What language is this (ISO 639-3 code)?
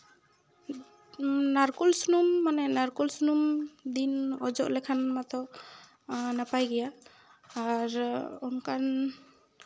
sat